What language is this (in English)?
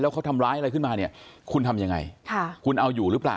Thai